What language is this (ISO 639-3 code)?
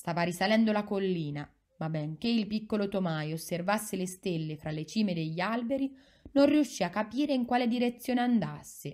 ita